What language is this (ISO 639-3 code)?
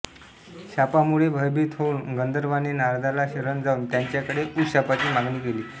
mar